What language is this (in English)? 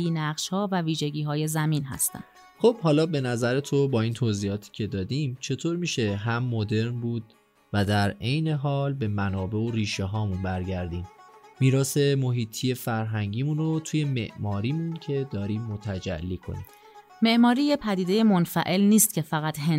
Persian